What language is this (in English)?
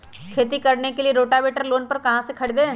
Magahi